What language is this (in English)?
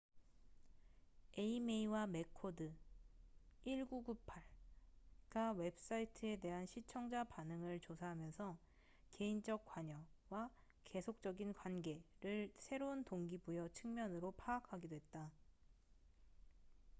Korean